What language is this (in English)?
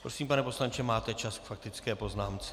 Czech